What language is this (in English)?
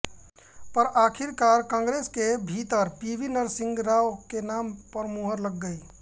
Hindi